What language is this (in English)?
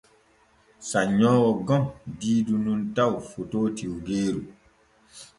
Borgu Fulfulde